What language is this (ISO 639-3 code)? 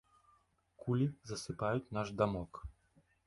bel